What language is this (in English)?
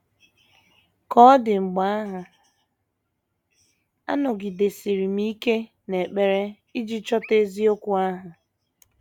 Igbo